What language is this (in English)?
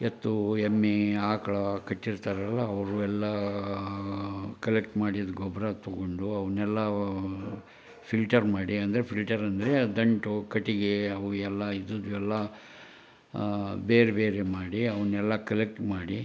Kannada